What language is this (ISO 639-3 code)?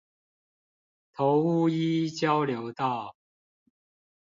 zho